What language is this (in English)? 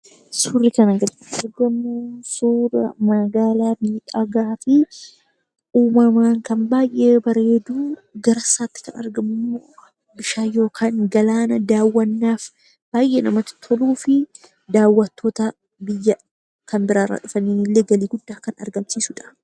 Oromo